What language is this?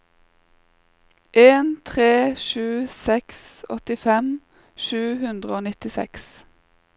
Norwegian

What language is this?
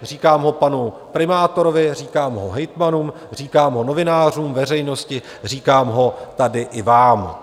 Czech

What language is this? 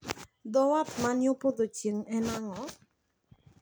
Luo (Kenya and Tanzania)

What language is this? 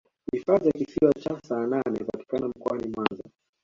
Swahili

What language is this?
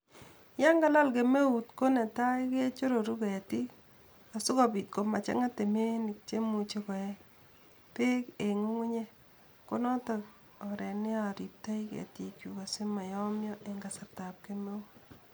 Kalenjin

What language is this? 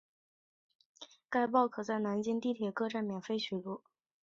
Chinese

